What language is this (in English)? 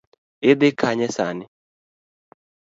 Luo (Kenya and Tanzania)